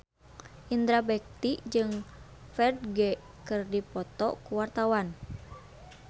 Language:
Sundanese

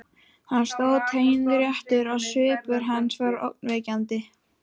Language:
Icelandic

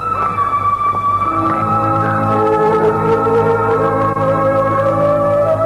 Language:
Persian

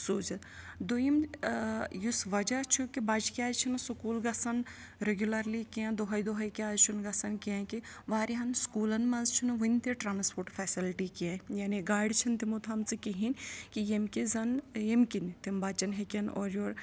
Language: Kashmiri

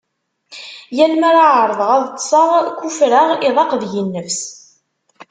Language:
Kabyle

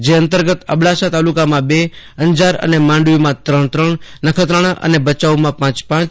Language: Gujarati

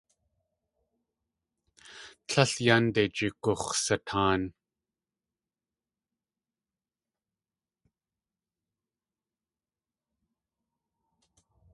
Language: Tlingit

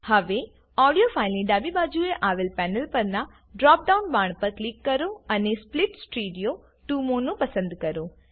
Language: Gujarati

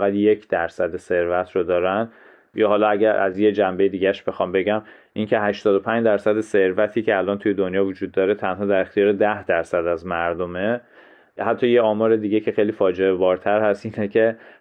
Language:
Persian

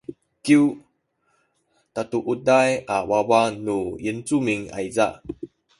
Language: Sakizaya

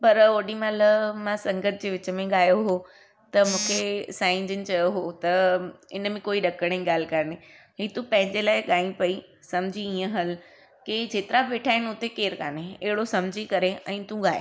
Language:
Sindhi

